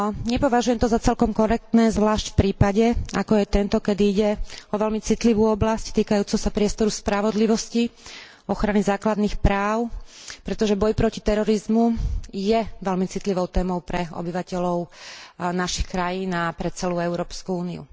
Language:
Slovak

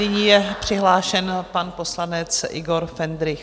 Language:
Czech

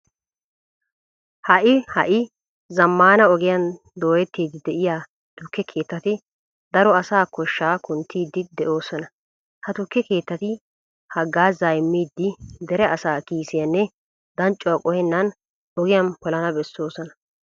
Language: Wolaytta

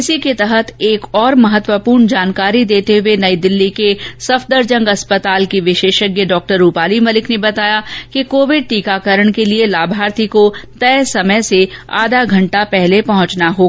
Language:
Hindi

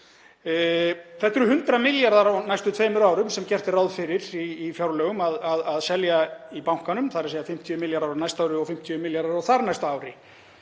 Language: Icelandic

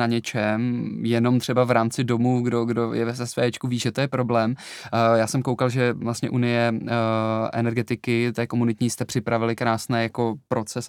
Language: Czech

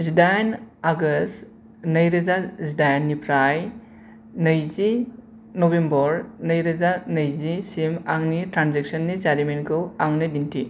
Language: Bodo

